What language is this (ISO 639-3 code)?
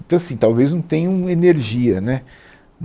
por